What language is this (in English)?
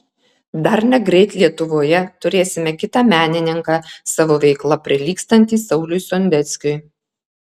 Lithuanian